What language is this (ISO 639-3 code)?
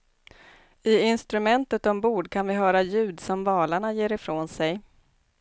swe